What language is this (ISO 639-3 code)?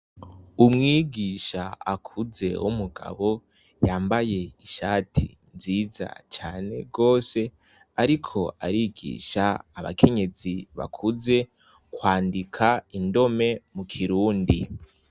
run